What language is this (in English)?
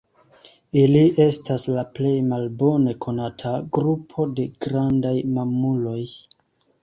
Esperanto